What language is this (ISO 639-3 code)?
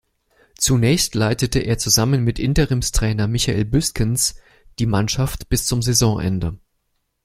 deu